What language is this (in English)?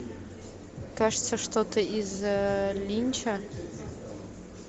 Russian